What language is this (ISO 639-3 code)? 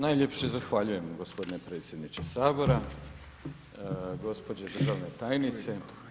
hrv